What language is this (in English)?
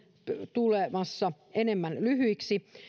Finnish